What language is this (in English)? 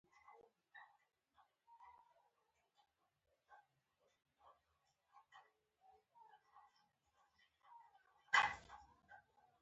Pashto